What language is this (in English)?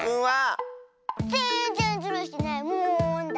Japanese